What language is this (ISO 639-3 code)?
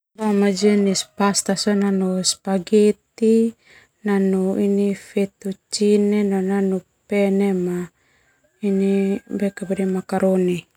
twu